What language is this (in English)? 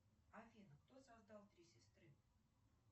Russian